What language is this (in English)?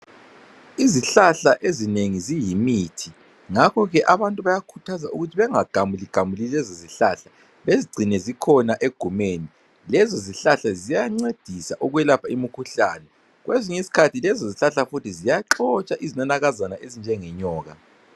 North Ndebele